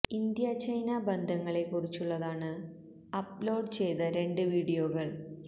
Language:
Malayalam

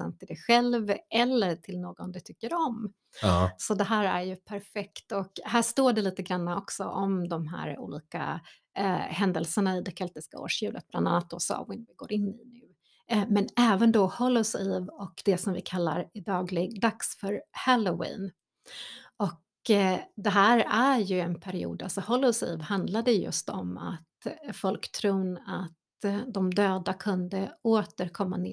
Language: Swedish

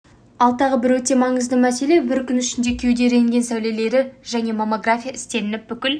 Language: Kazakh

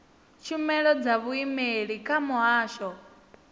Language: Venda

